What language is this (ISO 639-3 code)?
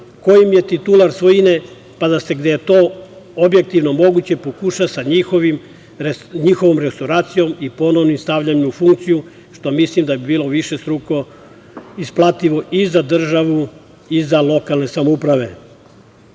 srp